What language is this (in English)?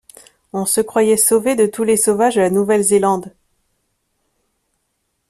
French